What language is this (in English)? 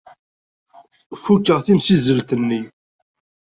Kabyle